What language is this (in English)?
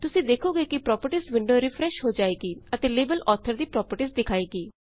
Punjabi